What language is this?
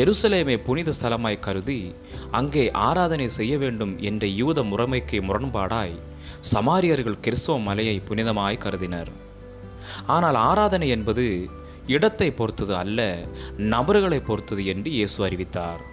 Tamil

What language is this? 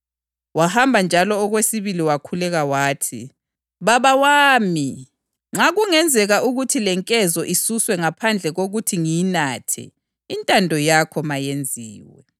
North Ndebele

